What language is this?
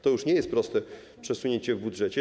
Polish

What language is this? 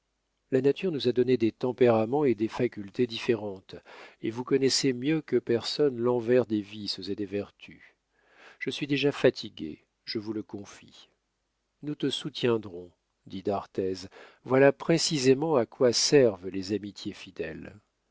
French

